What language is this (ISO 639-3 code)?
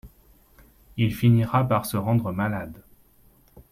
fra